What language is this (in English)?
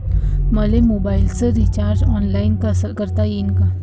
Marathi